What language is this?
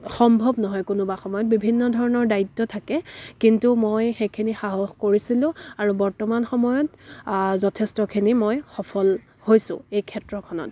Assamese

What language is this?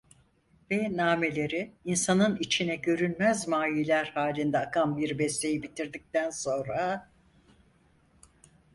Turkish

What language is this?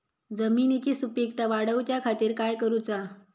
Marathi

